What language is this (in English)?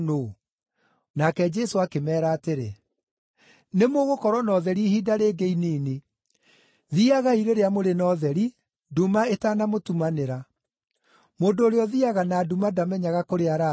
Kikuyu